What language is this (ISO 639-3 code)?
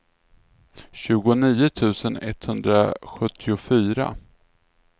swe